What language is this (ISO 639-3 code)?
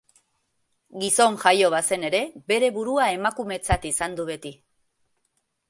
eus